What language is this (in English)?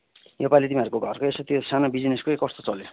Nepali